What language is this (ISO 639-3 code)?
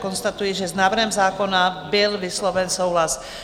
ces